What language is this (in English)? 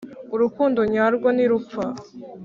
Kinyarwanda